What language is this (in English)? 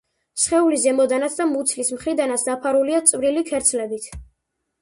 Georgian